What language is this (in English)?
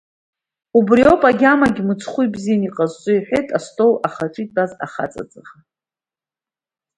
Abkhazian